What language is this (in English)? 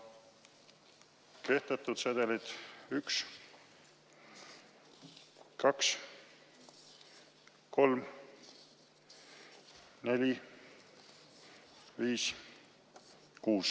Estonian